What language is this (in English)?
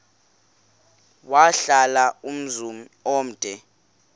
Xhosa